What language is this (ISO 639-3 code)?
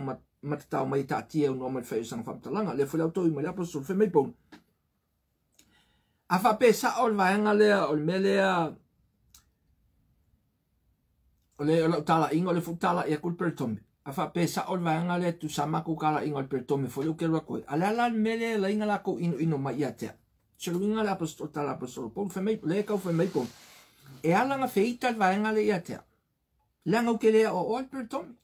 por